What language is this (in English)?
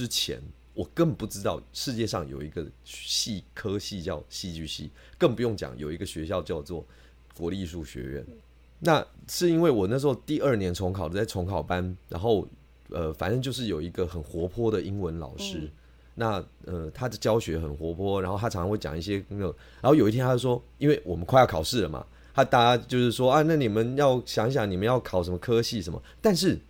Chinese